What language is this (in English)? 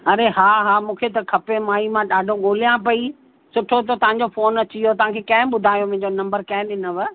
Sindhi